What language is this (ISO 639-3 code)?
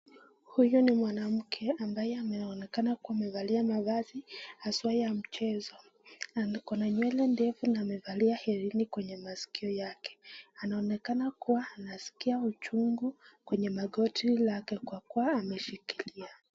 swa